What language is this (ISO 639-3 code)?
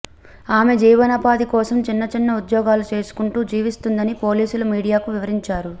tel